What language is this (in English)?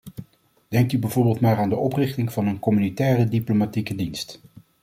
Dutch